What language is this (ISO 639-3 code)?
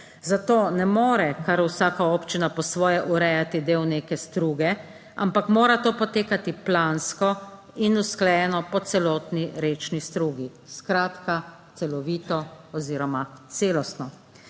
slv